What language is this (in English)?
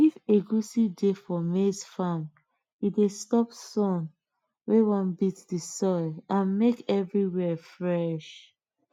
Nigerian Pidgin